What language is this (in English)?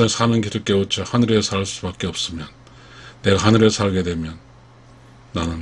Korean